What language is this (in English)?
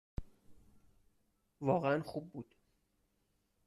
Persian